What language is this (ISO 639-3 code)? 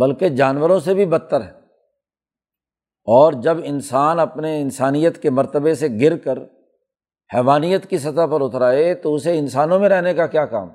urd